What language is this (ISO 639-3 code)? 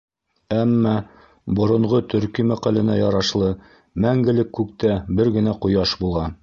bak